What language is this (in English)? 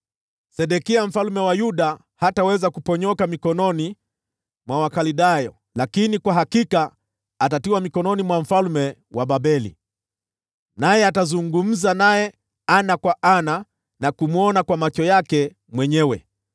Swahili